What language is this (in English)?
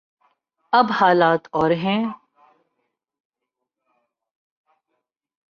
Urdu